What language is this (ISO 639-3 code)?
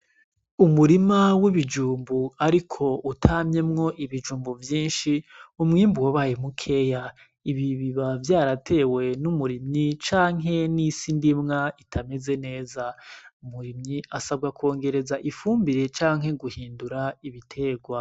run